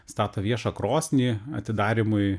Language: Lithuanian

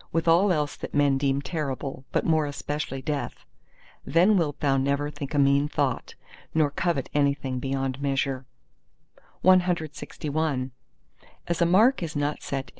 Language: English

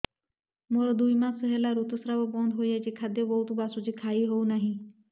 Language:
Odia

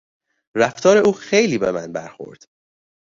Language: Persian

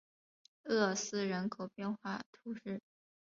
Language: Chinese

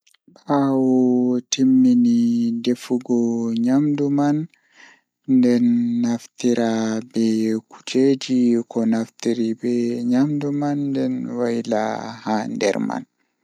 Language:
Fula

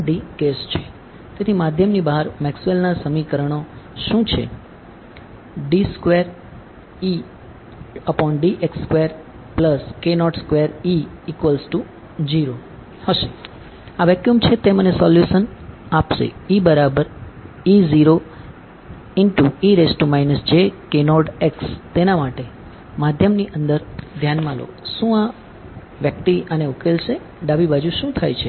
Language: Gujarati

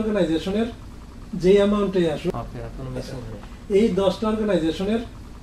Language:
Czech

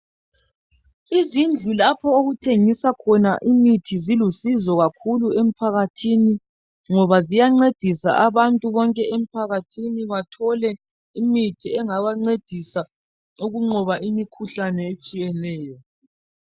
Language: North Ndebele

